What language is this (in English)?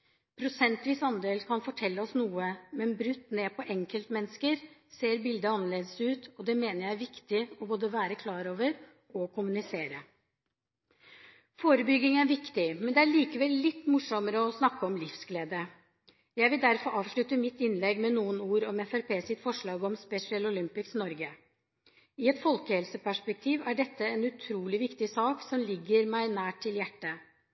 Norwegian Bokmål